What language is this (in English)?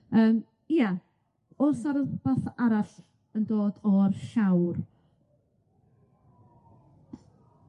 Welsh